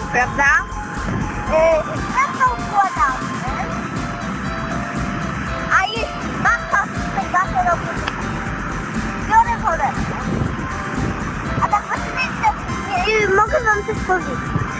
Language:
Polish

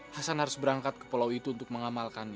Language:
Indonesian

